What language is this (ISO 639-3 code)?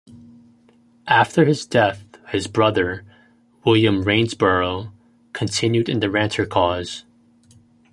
eng